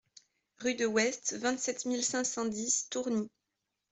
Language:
French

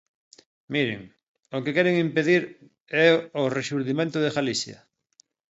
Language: Galician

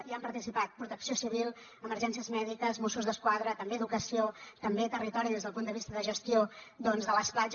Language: Catalan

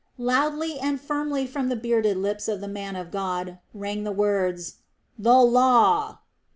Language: English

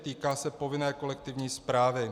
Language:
Czech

